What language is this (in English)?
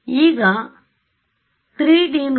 Kannada